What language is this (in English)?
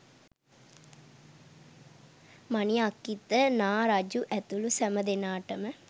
Sinhala